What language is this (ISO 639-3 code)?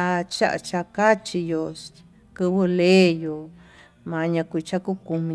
mtu